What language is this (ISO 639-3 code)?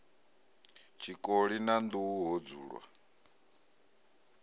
ven